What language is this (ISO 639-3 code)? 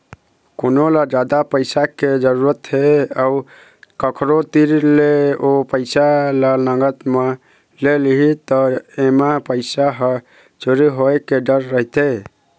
hne